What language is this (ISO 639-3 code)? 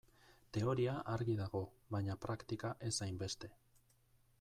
eus